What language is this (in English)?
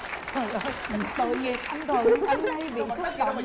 Vietnamese